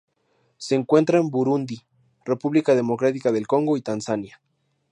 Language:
Spanish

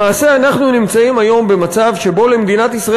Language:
Hebrew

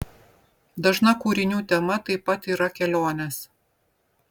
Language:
Lithuanian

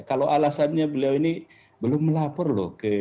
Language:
Indonesian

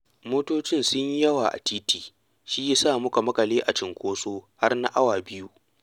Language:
Hausa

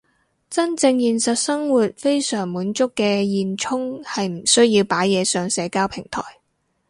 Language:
Cantonese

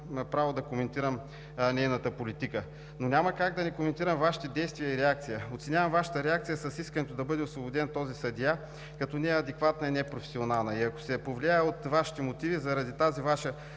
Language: Bulgarian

